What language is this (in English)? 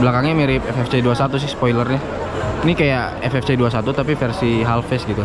Indonesian